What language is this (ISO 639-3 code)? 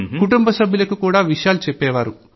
tel